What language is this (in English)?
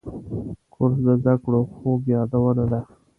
Pashto